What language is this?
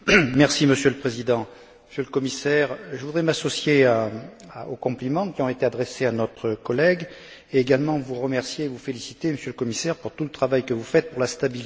French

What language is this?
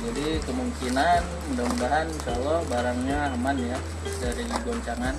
Indonesian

